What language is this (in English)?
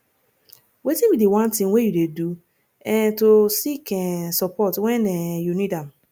Nigerian Pidgin